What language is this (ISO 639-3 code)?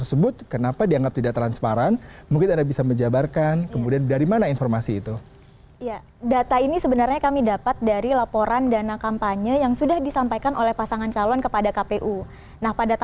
ind